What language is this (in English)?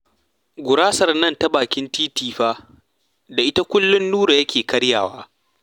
Hausa